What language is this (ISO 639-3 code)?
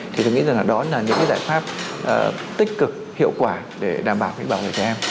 vie